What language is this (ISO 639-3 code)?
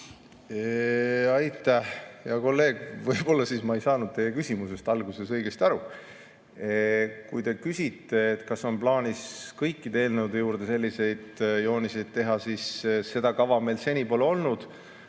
est